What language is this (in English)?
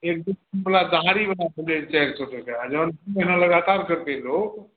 Maithili